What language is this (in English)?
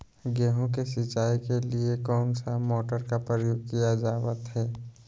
Magahi